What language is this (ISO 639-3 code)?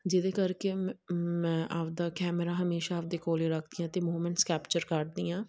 pan